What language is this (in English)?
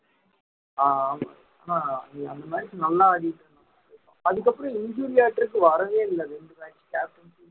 Tamil